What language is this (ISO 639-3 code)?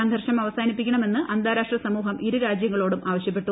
mal